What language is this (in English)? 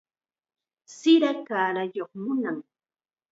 Chiquián Ancash Quechua